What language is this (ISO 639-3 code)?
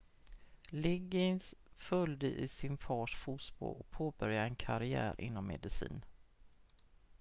swe